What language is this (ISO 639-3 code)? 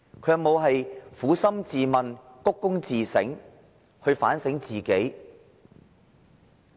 yue